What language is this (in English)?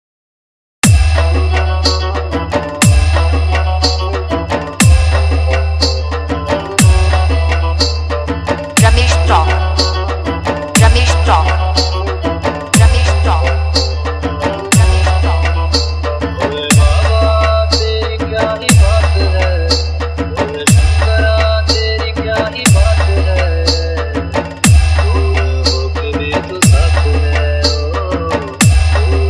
Turkish